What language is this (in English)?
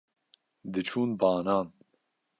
Kurdish